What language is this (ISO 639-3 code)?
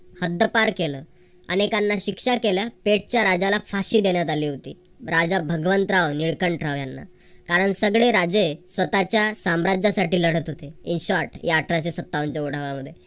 mar